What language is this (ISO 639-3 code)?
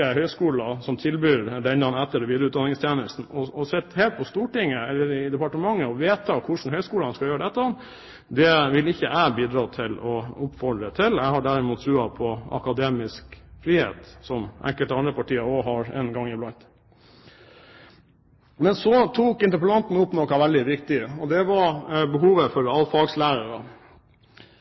nob